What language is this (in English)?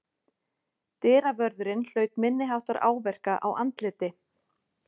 Icelandic